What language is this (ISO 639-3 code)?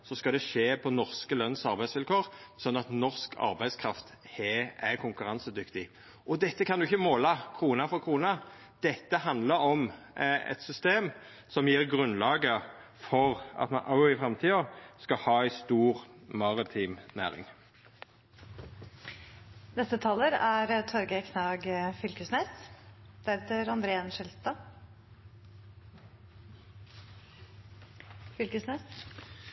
nno